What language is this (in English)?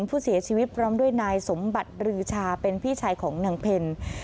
Thai